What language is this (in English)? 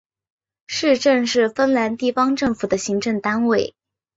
Chinese